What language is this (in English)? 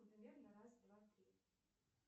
Russian